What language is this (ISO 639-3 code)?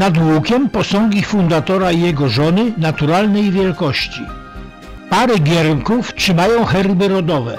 pol